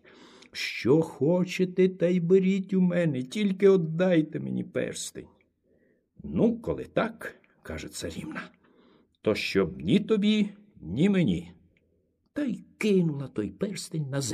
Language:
Ukrainian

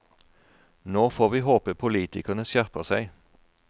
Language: Norwegian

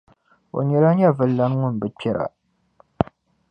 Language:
Dagbani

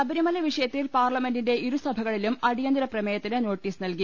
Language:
Malayalam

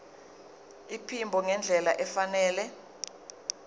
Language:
Zulu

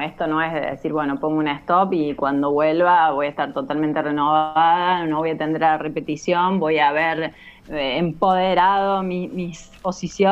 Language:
Spanish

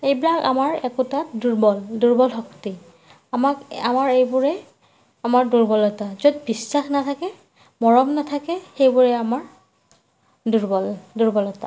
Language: Assamese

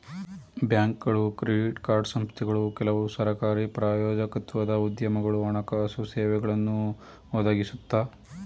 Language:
Kannada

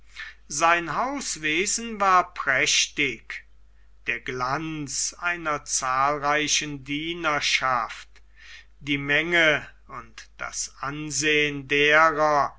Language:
German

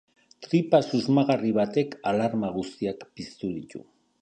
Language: Basque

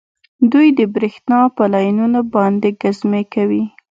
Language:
Pashto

